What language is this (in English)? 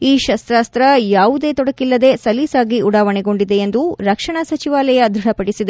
Kannada